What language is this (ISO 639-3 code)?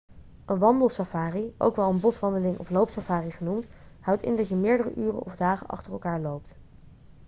nld